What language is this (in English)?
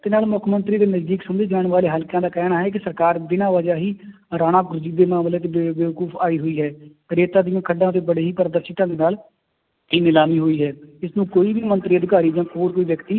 Punjabi